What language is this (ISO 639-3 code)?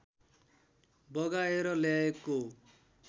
nep